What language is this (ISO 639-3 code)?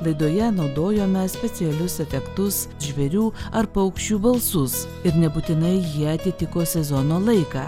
lit